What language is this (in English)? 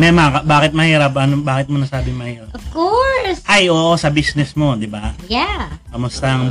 Filipino